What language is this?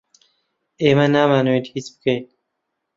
Central Kurdish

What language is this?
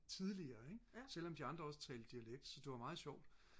Danish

